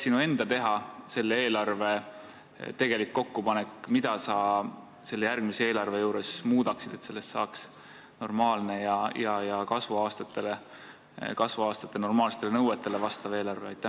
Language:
Estonian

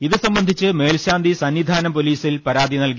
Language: Malayalam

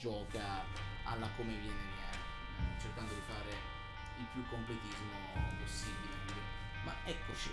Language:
Italian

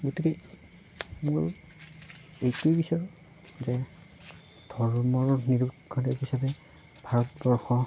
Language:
Assamese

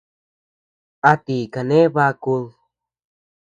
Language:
Tepeuxila Cuicatec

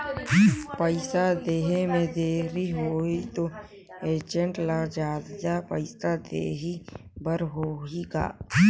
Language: Chhattisgarhi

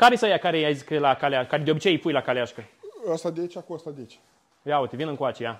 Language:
Romanian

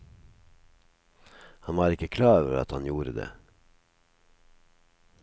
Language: Norwegian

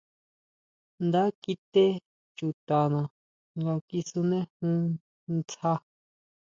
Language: Huautla Mazatec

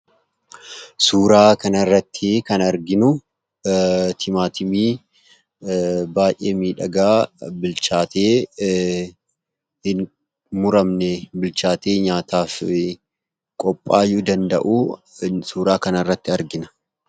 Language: Oromo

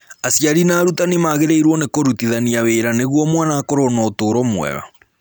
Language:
Kikuyu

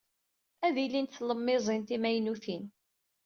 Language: Kabyle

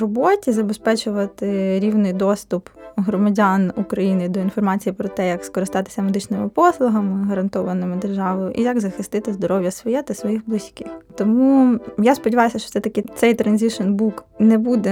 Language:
Ukrainian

